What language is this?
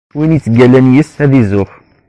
Kabyle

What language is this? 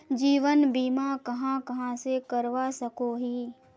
Magahi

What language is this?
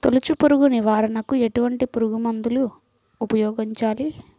Telugu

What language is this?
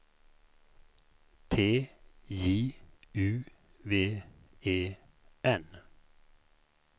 Swedish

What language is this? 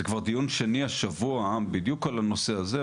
Hebrew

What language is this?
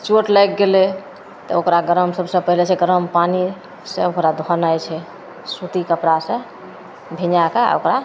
Maithili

